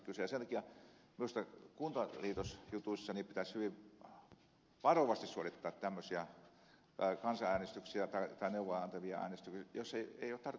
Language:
Finnish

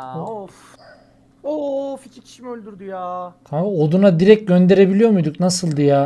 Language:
Turkish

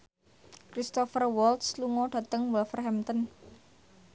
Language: Javanese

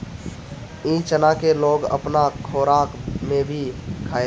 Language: Bhojpuri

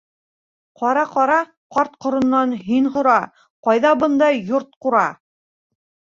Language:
Bashkir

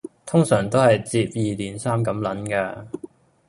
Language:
Cantonese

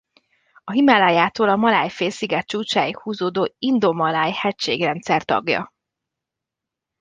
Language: Hungarian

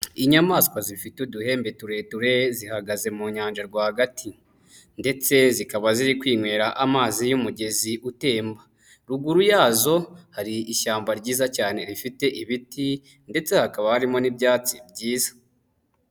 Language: Kinyarwanda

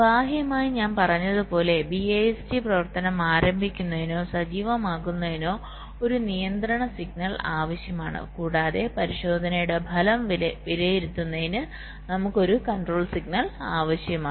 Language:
Malayalam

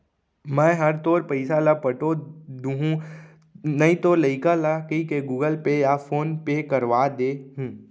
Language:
Chhattisgarhi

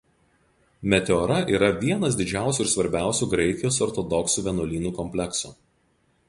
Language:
Lithuanian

